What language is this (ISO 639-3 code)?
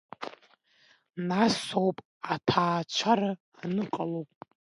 abk